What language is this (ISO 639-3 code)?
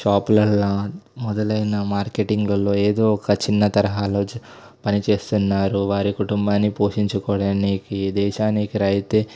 tel